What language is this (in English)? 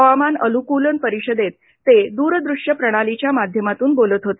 Marathi